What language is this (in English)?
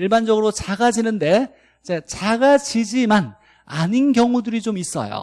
Korean